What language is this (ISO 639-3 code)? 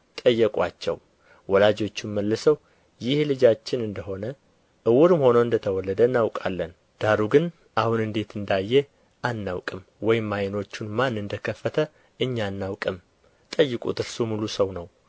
amh